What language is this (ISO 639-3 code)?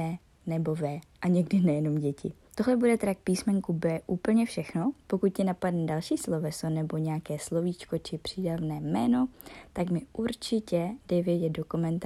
ces